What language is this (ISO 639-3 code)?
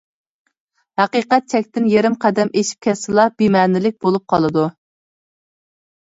uig